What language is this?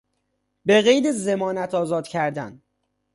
Persian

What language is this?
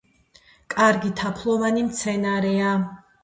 Georgian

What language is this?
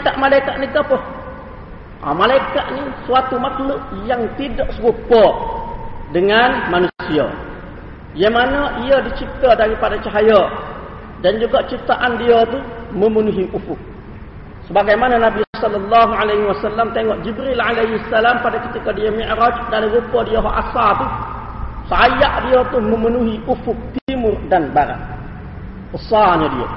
Malay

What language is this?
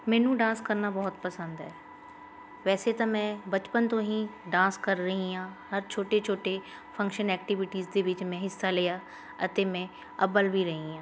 Punjabi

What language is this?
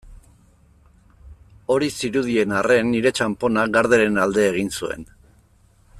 Basque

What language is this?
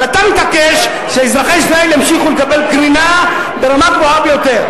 Hebrew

